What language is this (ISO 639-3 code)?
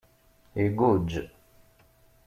kab